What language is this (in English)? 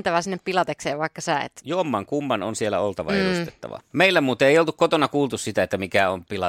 Finnish